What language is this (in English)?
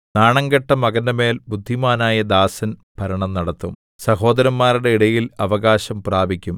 Malayalam